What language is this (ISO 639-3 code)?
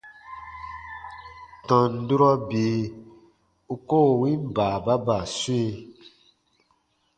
bba